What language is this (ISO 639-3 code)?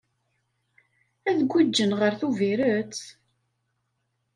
kab